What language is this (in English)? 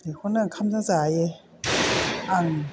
Bodo